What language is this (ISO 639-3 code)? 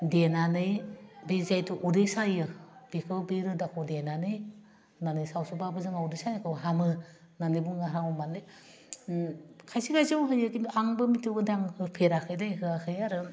brx